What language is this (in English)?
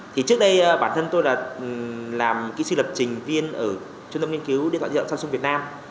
Vietnamese